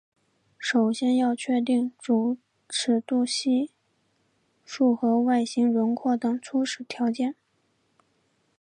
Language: Chinese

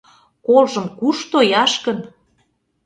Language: Mari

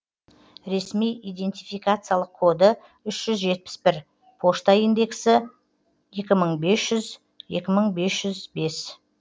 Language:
Kazakh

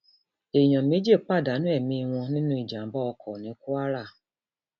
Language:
Yoruba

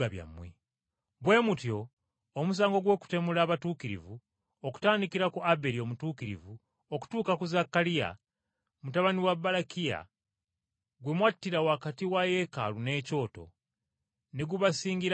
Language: Ganda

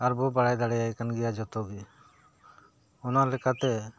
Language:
Santali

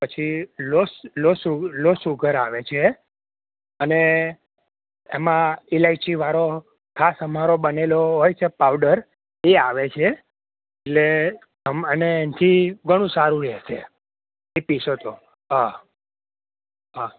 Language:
Gujarati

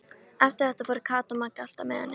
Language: Icelandic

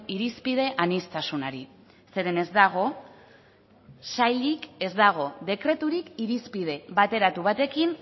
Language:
Basque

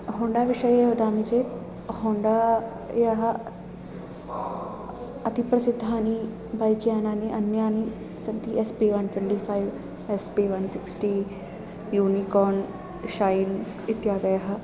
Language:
Sanskrit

